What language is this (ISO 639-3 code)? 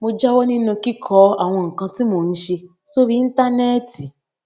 yor